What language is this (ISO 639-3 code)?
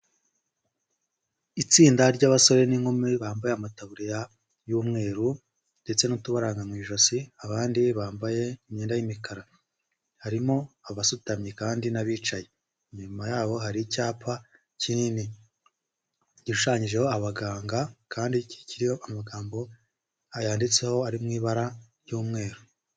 kin